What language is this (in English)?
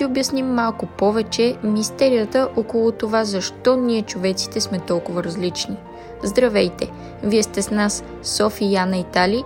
Bulgarian